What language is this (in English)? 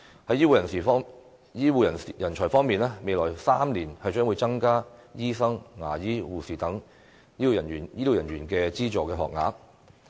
Cantonese